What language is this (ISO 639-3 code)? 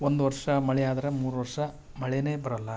kan